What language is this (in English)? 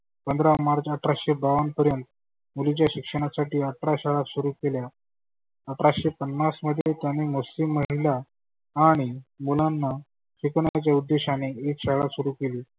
Marathi